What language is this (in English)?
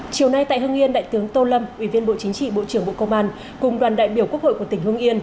Vietnamese